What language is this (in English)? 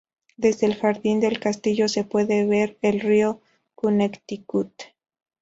Spanish